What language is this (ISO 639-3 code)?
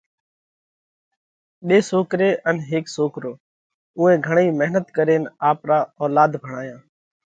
kvx